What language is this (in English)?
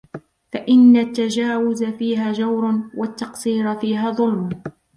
Arabic